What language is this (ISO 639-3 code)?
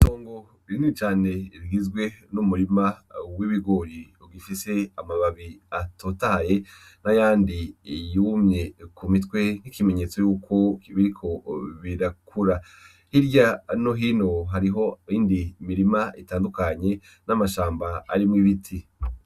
run